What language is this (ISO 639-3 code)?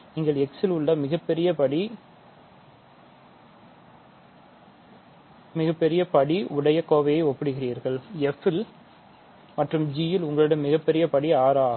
tam